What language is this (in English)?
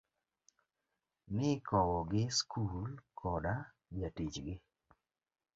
Luo (Kenya and Tanzania)